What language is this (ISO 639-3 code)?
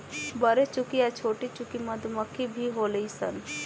bho